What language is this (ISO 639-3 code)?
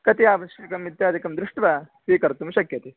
san